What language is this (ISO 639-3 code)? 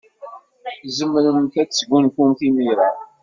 kab